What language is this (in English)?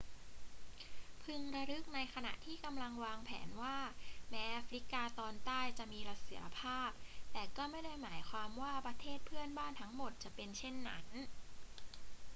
Thai